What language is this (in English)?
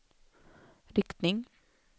Swedish